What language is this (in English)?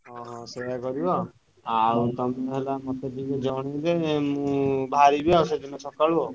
Odia